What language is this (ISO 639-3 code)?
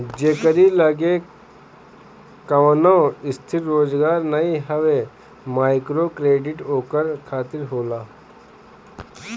bho